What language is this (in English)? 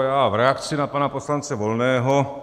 Czech